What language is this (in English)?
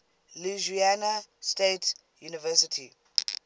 English